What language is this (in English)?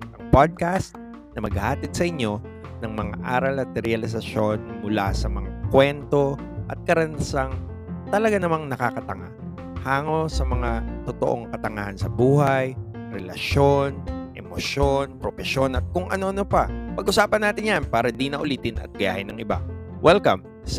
Filipino